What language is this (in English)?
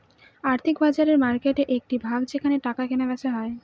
Bangla